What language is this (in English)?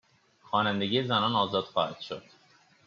Persian